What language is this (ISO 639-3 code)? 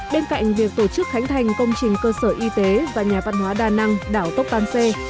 vie